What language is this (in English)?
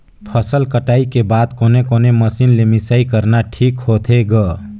Chhattisgarhi